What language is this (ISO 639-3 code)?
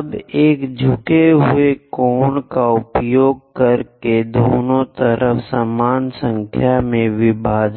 hin